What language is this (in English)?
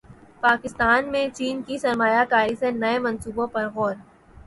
Urdu